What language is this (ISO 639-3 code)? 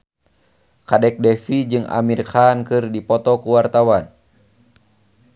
sun